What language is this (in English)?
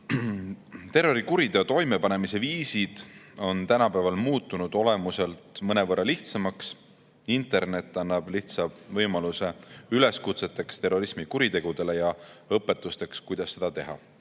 Estonian